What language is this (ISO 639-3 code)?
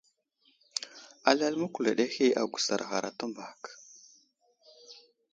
udl